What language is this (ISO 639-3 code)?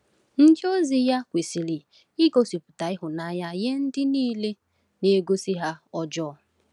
ibo